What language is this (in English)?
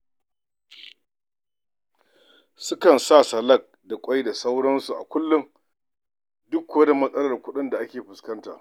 Hausa